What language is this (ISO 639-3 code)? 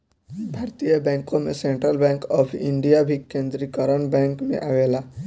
bho